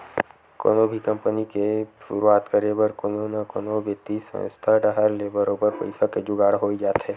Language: Chhattisgarhi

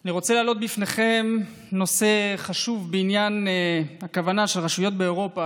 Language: Hebrew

